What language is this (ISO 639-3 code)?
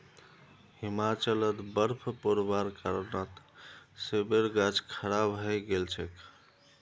mag